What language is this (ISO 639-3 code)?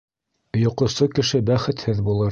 bak